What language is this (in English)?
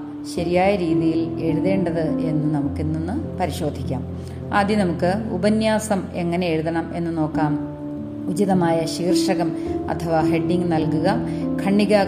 Malayalam